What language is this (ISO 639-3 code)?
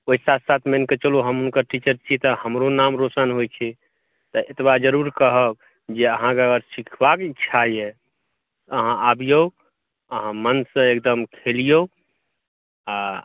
mai